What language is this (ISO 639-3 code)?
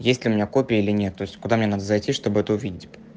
rus